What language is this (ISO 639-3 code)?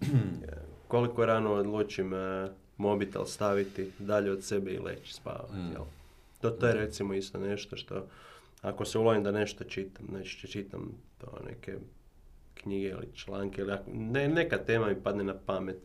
hrv